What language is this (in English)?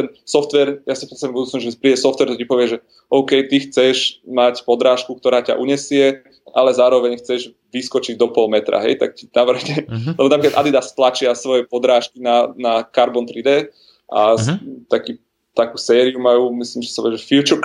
Slovak